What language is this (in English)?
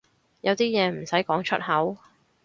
Cantonese